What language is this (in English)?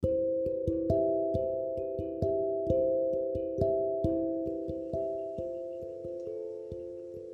Indonesian